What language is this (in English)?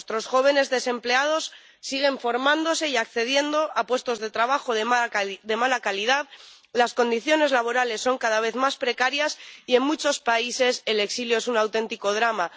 Spanish